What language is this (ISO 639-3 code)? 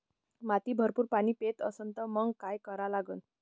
mar